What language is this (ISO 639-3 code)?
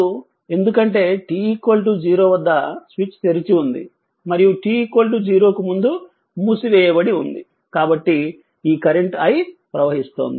tel